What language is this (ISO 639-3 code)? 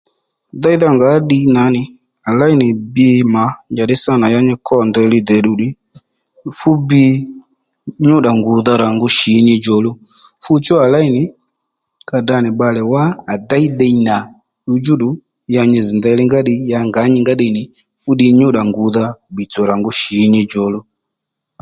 led